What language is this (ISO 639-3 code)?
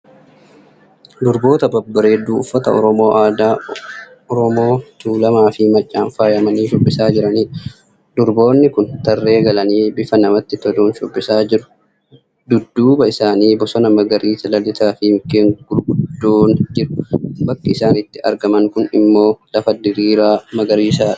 orm